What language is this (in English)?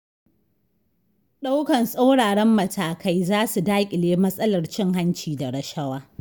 Hausa